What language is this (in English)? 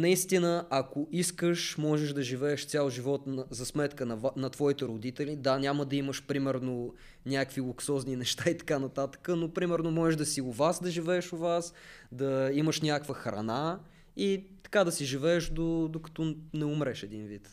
Bulgarian